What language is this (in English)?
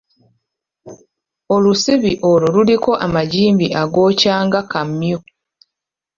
Ganda